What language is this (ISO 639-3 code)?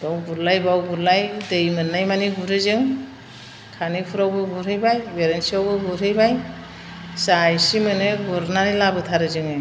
brx